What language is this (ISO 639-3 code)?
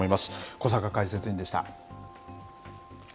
jpn